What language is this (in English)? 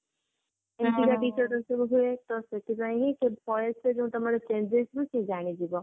Odia